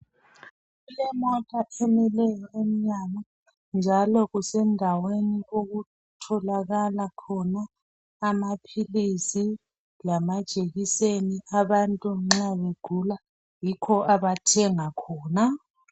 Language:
North Ndebele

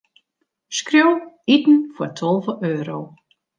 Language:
Western Frisian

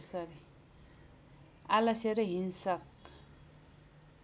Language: Nepali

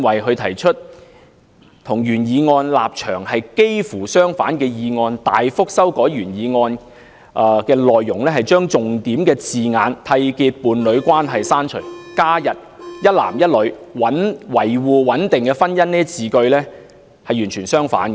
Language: Cantonese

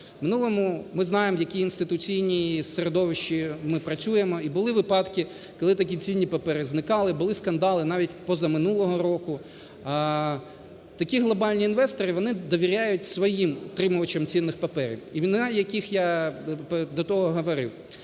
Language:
Ukrainian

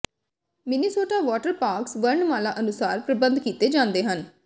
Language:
Punjabi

